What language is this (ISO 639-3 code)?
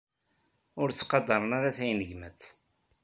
kab